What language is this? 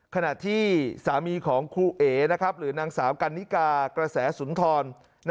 Thai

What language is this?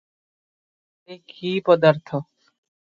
Odia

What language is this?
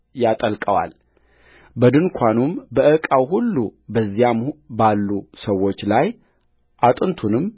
Amharic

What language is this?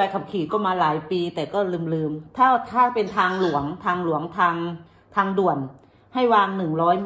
Thai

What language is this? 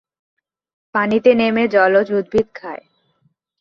Bangla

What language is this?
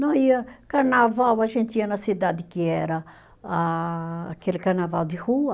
Portuguese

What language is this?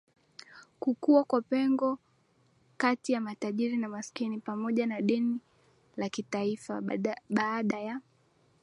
Swahili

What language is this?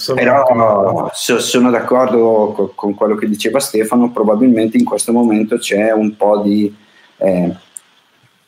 Italian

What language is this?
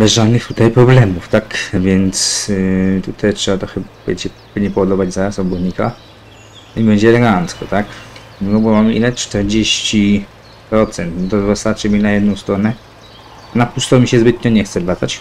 Polish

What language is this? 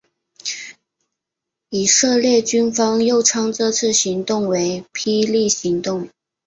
Chinese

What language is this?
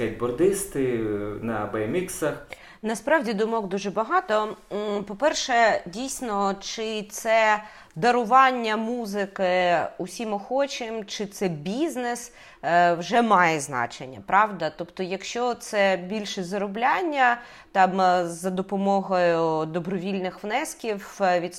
Ukrainian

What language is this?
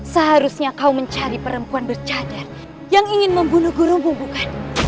Indonesian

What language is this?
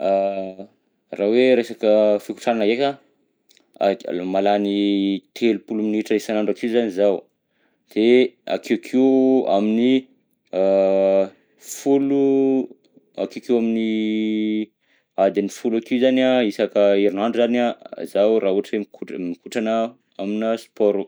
Southern Betsimisaraka Malagasy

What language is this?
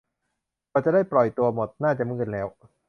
Thai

